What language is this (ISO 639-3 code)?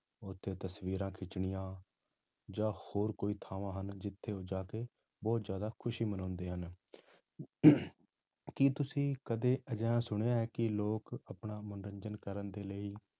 pan